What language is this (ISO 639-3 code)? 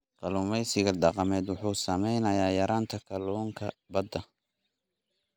som